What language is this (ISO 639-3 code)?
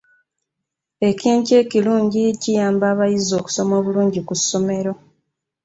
lug